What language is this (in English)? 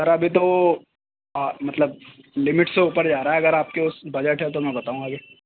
Urdu